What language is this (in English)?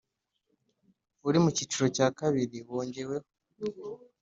Kinyarwanda